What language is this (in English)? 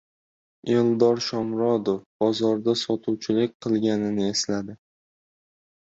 Uzbek